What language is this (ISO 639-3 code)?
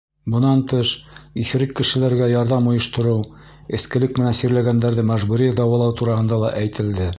bak